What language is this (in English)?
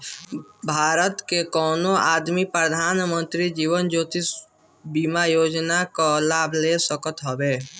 Bhojpuri